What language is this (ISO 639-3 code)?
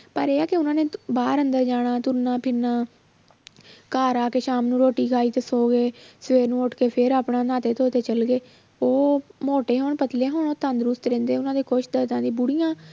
pan